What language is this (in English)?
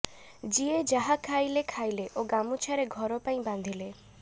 Odia